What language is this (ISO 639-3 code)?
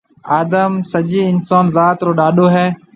mve